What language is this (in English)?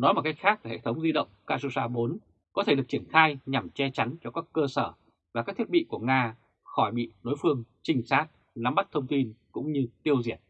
Vietnamese